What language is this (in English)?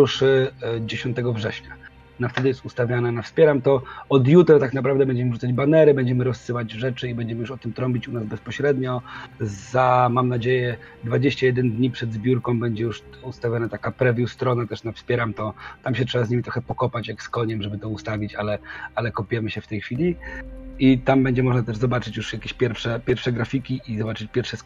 Polish